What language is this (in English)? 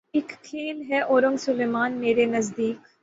Urdu